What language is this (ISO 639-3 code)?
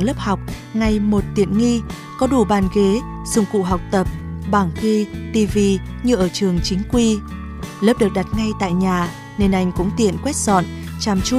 vie